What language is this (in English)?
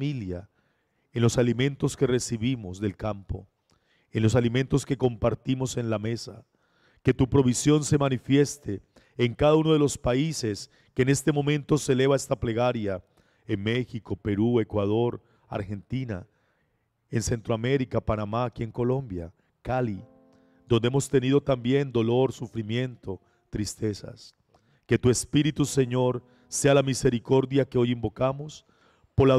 Spanish